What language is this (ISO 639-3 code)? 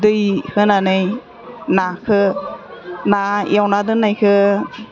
brx